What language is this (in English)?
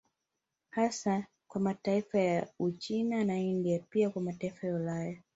Swahili